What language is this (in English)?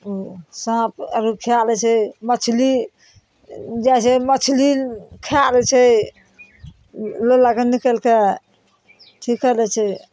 Maithili